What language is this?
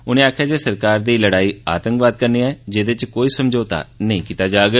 Dogri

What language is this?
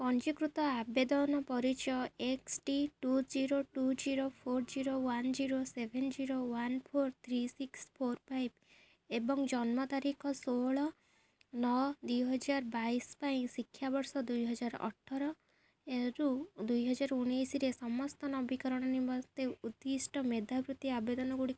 Odia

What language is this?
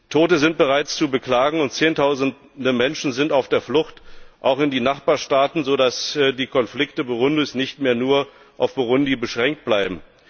German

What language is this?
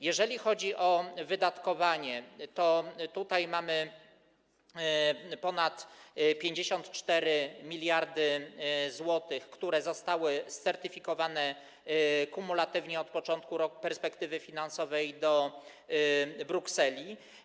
Polish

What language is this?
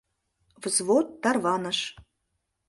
Mari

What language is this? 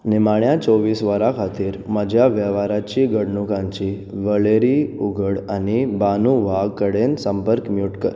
Konkani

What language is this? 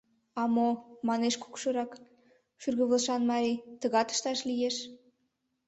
Mari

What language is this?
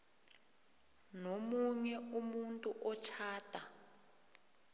South Ndebele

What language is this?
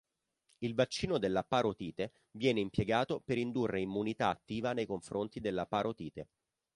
Italian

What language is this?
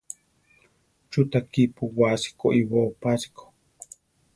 Central Tarahumara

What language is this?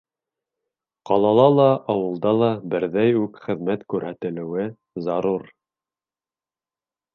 Bashkir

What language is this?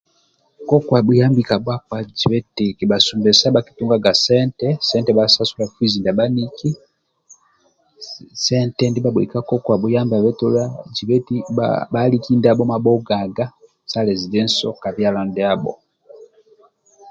Amba (Uganda)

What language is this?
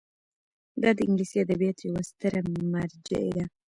Pashto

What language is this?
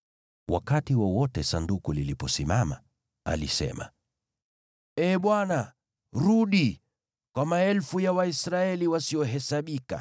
Swahili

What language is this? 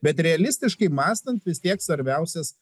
Lithuanian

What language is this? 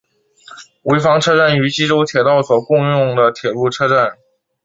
Chinese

